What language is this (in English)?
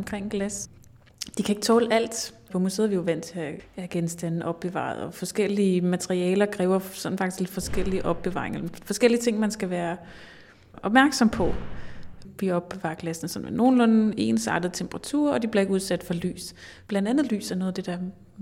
Danish